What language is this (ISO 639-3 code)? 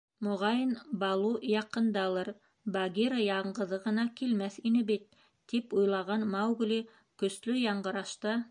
bak